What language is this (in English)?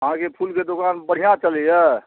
Maithili